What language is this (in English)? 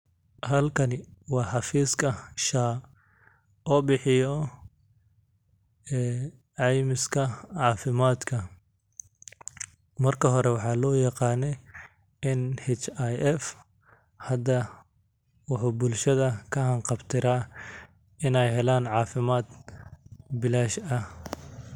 Somali